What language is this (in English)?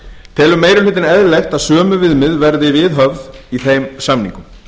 Icelandic